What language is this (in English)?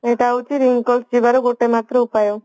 Odia